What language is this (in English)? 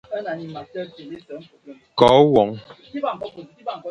Fang